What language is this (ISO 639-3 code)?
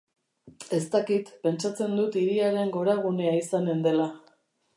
eus